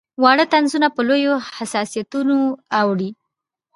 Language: Pashto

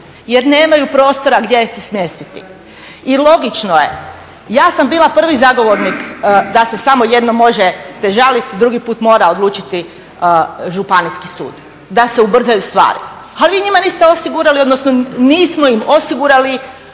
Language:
Croatian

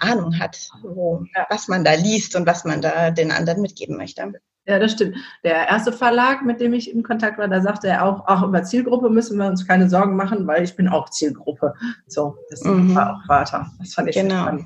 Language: German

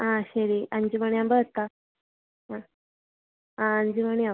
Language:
Malayalam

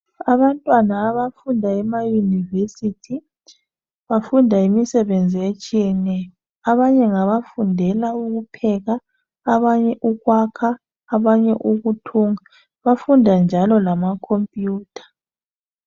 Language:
North Ndebele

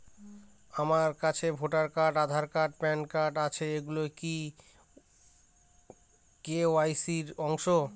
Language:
Bangla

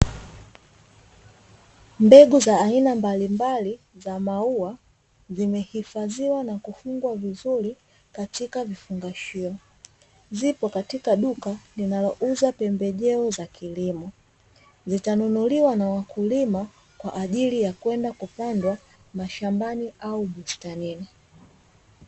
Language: Swahili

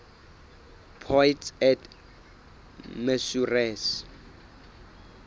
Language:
Southern Sotho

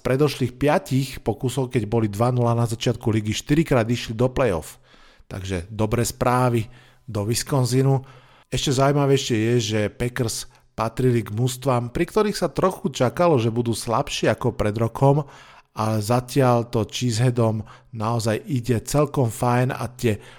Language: Slovak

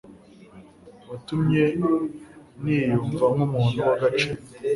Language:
Kinyarwanda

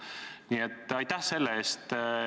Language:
Estonian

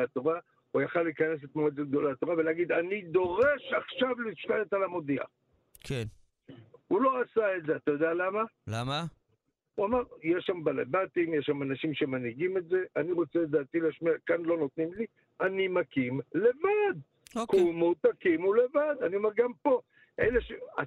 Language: Hebrew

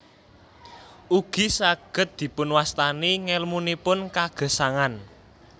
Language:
Javanese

